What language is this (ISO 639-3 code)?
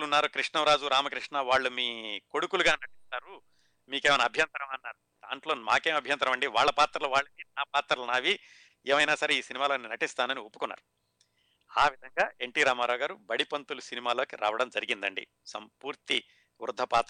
tel